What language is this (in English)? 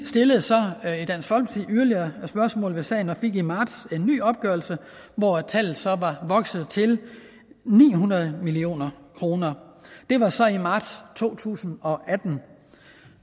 Danish